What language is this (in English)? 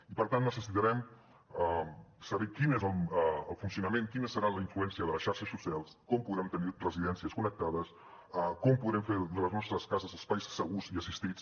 Catalan